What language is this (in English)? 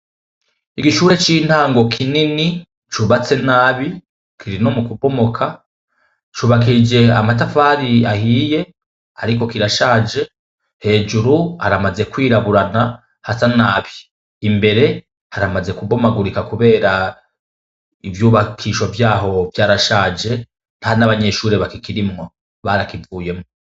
Rundi